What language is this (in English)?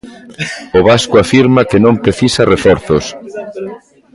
Galician